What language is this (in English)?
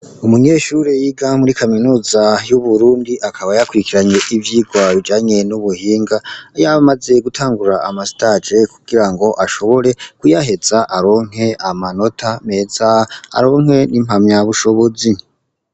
Rundi